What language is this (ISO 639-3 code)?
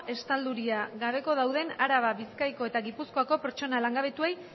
eus